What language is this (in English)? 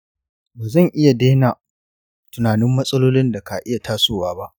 Hausa